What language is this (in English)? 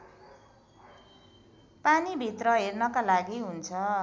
Nepali